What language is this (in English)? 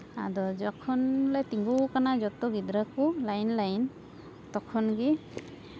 Santali